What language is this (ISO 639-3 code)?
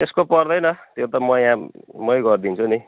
nep